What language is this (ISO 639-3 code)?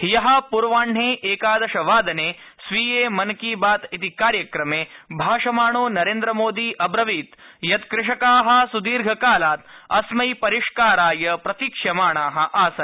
san